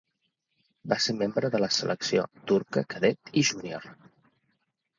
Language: Catalan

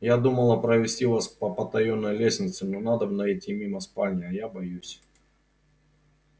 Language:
Russian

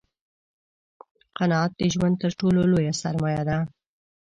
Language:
Pashto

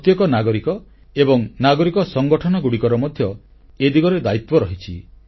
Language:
Odia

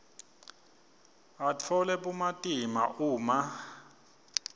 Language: Swati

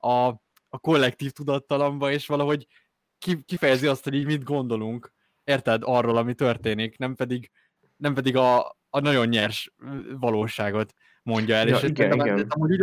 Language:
Hungarian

